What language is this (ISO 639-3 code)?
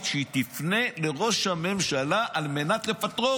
heb